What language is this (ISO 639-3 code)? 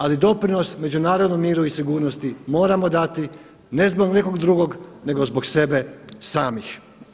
hrv